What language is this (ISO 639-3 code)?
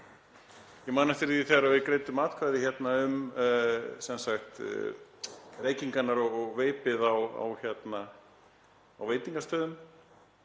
isl